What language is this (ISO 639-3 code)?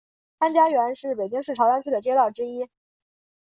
zho